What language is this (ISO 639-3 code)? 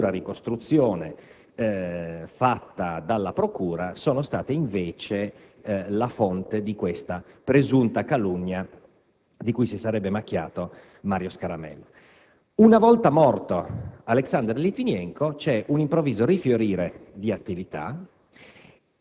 ita